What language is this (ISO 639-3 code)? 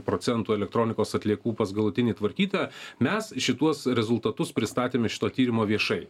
lit